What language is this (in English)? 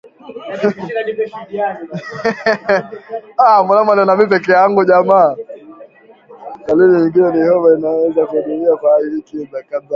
Swahili